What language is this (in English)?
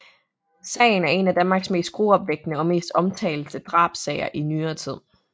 Danish